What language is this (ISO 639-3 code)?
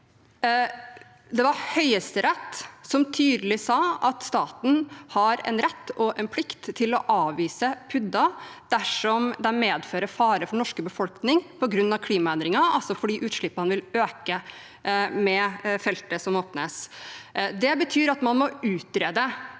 nor